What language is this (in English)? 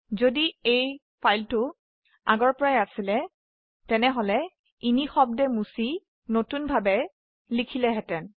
Assamese